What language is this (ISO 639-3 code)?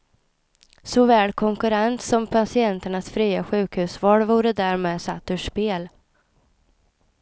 swe